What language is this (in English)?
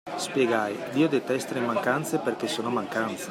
Italian